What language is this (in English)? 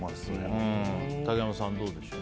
Japanese